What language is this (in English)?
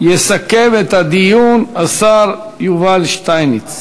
Hebrew